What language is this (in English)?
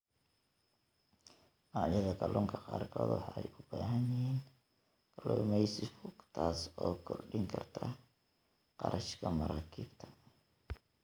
Somali